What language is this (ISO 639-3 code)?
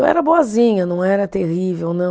por